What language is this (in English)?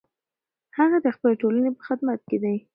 Pashto